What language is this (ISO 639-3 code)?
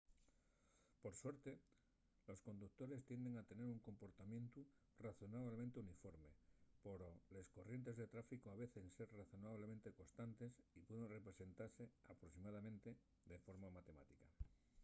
ast